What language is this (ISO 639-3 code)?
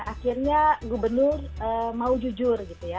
ind